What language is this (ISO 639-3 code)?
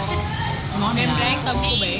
vie